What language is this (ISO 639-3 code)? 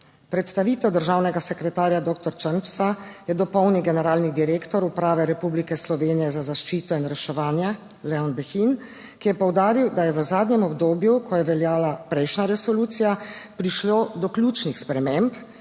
slv